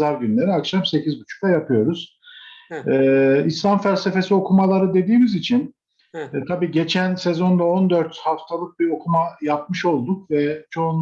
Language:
Turkish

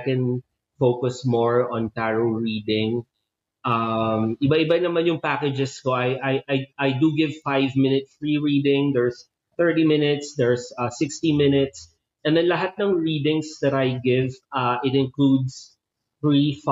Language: Filipino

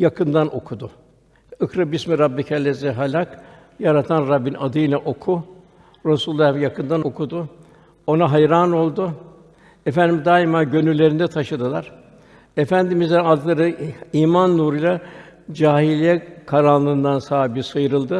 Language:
Turkish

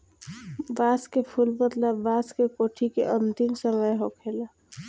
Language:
Bhojpuri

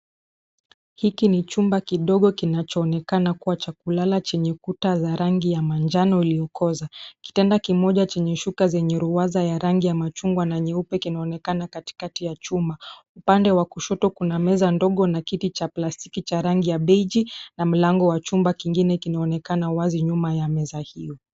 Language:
Swahili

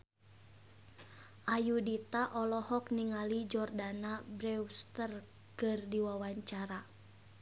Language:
Sundanese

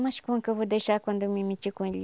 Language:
Portuguese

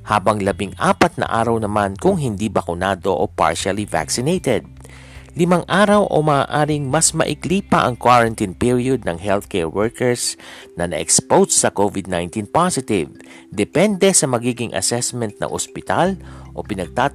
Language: Filipino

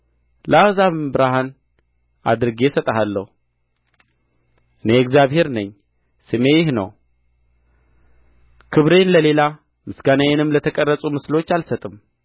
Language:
Amharic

